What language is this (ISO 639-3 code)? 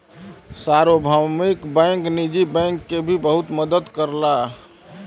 bho